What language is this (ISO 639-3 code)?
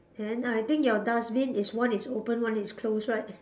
eng